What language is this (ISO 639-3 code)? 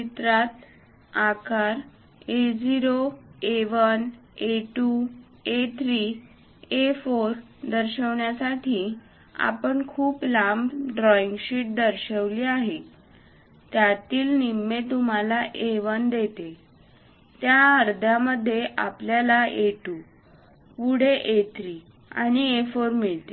mar